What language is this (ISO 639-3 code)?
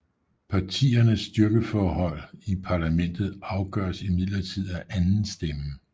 dan